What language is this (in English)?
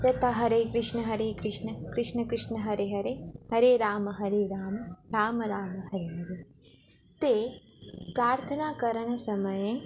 Sanskrit